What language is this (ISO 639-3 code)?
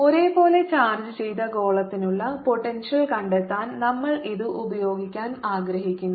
mal